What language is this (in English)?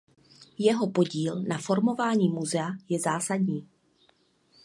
Czech